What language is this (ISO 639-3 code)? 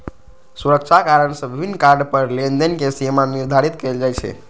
mai